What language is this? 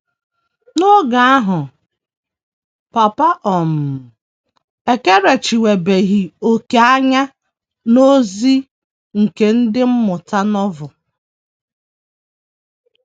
Igbo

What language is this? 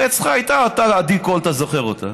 Hebrew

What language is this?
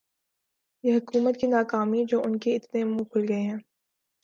Urdu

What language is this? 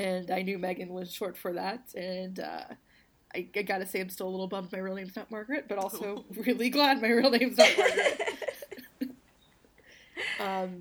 English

